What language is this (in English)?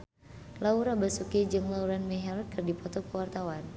Sundanese